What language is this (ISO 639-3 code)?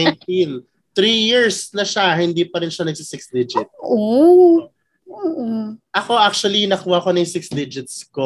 fil